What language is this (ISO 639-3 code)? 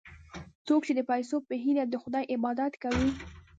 pus